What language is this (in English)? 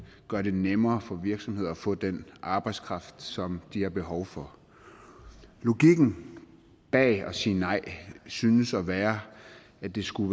Danish